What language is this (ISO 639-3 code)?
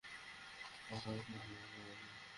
ben